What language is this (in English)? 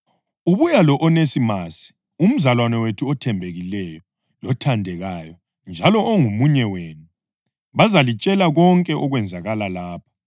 North Ndebele